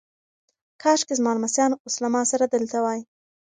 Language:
Pashto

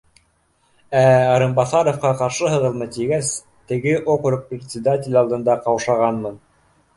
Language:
Bashkir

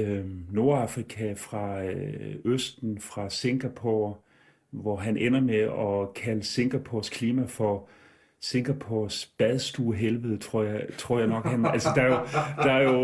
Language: Danish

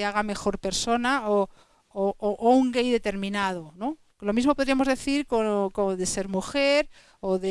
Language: Spanish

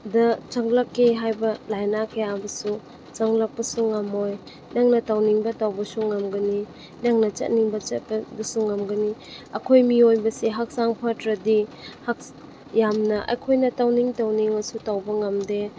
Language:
Manipuri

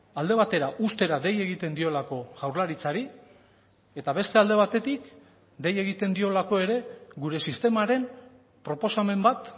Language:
Basque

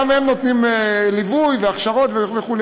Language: Hebrew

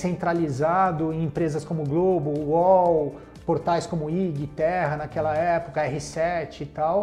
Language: Portuguese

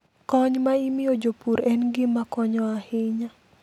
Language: Luo (Kenya and Tanzania)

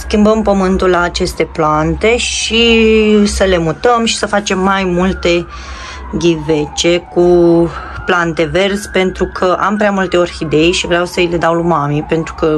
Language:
Romanian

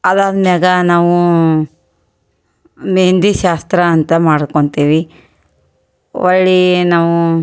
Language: Kannada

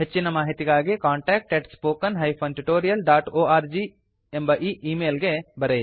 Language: Kannada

